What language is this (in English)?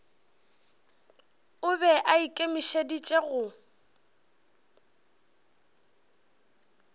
Northern Sotho